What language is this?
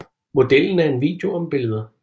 Danish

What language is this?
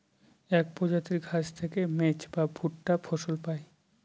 Bangla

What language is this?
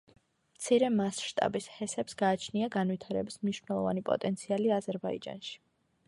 Georgian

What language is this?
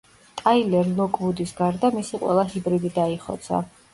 Georgian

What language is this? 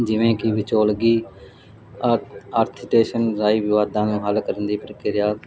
Punjabi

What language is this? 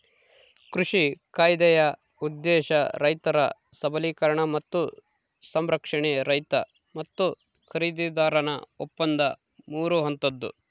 Kannada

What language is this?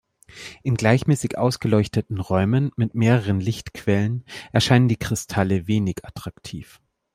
German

